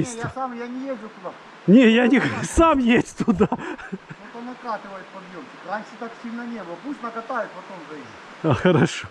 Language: Russian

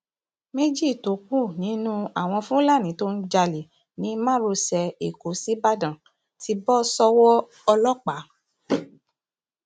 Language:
Yoruba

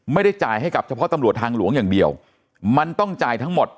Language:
Thai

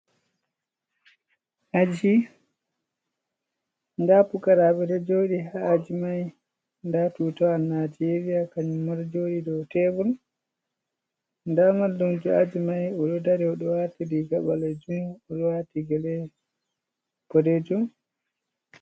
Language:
Fula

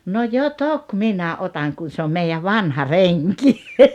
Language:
Finnish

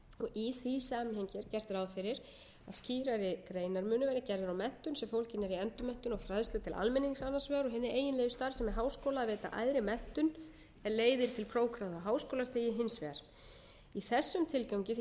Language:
Icelandic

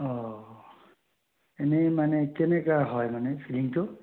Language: Assamese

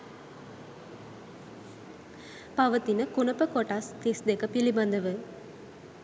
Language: Sinhala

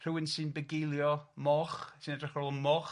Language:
Welsh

